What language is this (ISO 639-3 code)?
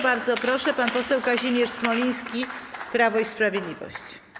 pol